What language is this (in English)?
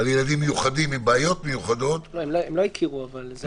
Hebrew